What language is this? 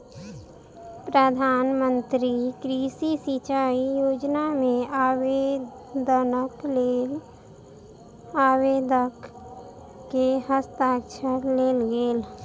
Maithili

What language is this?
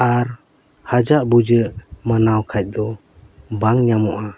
Santali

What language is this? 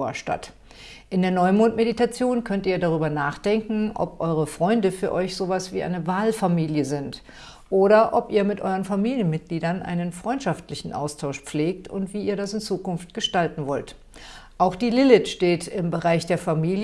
German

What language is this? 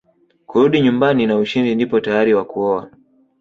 Swahili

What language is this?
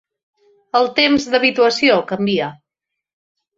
Catalan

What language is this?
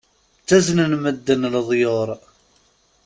Kabyle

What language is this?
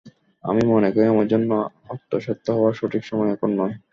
Bangla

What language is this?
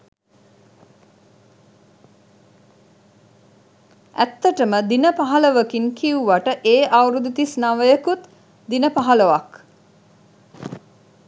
Sinhala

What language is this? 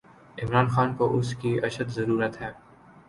Urdu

